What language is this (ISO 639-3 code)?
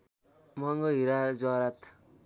nep